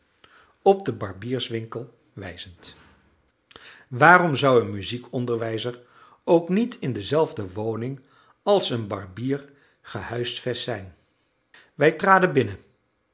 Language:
Dutch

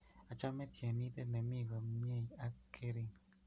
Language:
Kalenjin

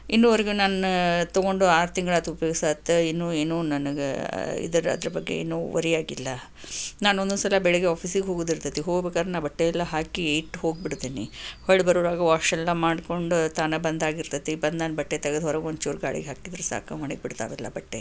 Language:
Kannada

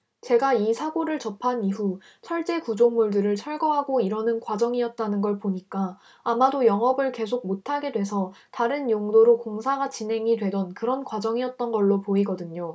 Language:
Korean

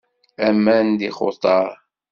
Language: Kabyle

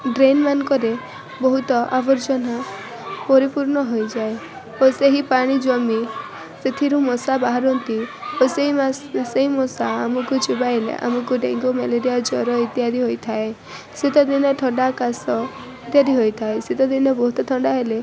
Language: Odia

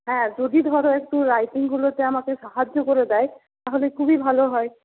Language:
Bangla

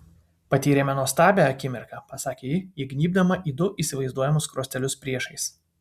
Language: Lithuanian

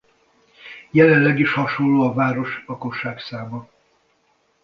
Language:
Hungarian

